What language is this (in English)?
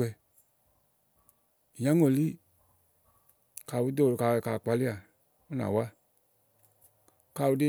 Igo